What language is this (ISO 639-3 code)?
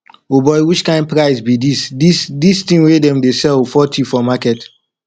pcm